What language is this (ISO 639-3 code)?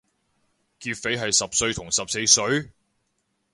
yue